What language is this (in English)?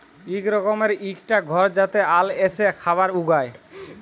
Bangla